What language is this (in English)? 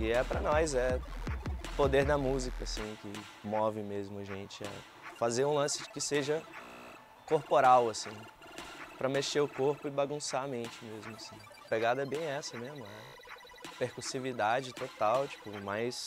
Portuguese